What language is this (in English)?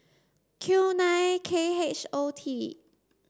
English